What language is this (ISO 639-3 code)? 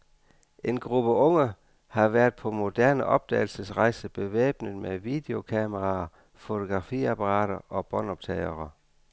dan